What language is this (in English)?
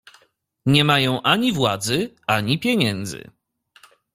Polish